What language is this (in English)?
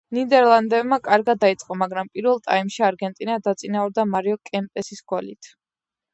Georgian